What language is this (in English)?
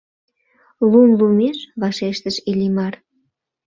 Mari